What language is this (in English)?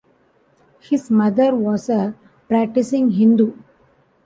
English